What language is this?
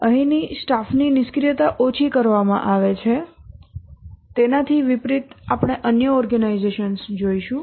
Gujarati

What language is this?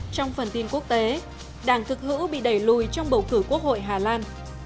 Vietnamese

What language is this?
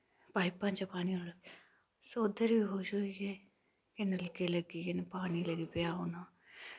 Dogri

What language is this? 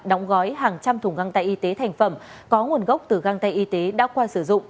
Vietnamese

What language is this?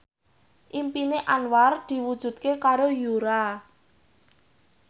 Javanese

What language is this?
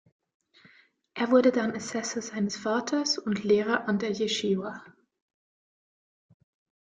German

